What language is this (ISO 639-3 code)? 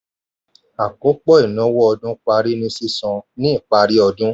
yor